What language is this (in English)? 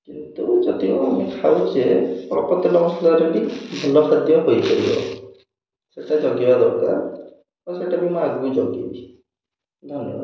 Odia